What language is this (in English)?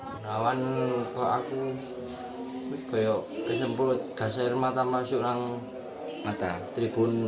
Indonesian